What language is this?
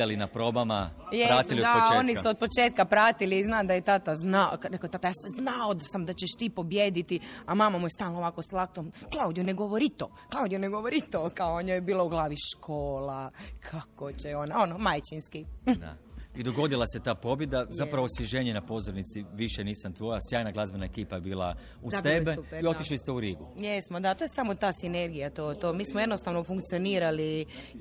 Croatian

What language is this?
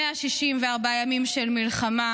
Hebrew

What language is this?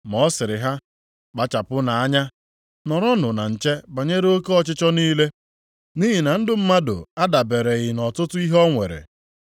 Igbo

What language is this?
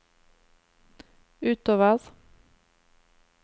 Norwegian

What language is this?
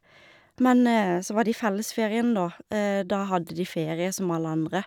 Norwegian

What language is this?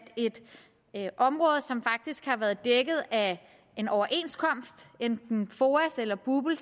Danish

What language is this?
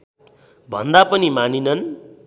Nepali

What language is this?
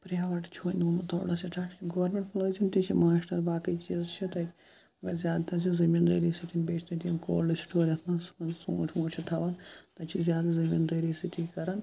Kashmiri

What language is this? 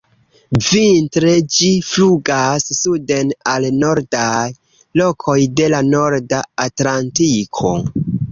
Esperanto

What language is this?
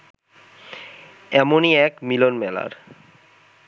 Bangla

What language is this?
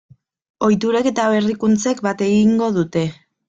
Basque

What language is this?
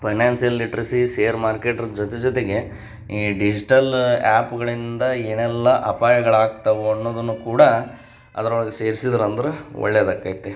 Kannada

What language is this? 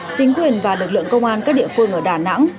Vietnamese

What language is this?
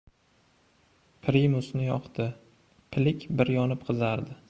Uzbek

